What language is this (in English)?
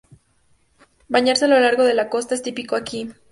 Spanish